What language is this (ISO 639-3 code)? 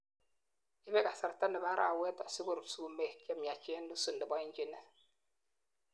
kln